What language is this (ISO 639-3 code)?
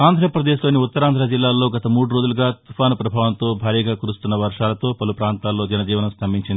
tel